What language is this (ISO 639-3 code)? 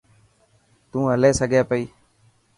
mki